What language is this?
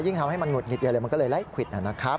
Thai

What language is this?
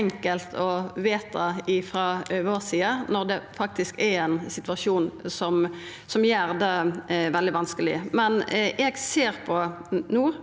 Norwegian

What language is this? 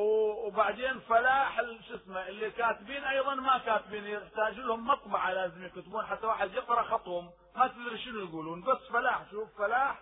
Arabic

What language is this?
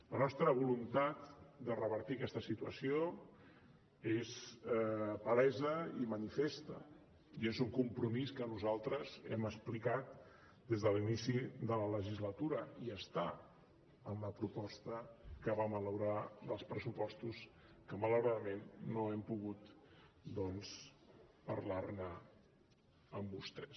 Catalan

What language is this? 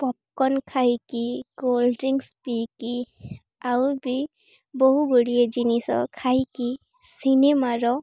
Odia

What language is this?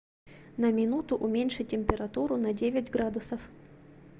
Russian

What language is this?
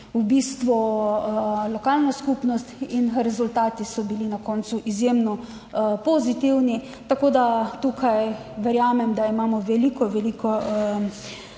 Slovenian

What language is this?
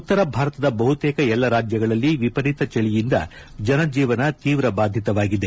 Kannada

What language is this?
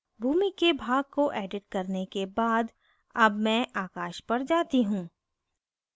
Hindi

